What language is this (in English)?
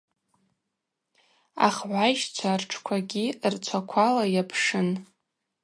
Abaza